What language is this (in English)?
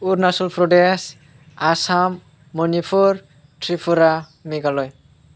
Bodo